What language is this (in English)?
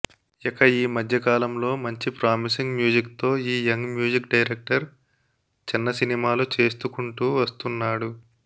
Telugu